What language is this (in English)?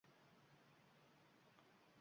Uzbek